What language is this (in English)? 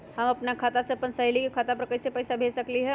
Magahi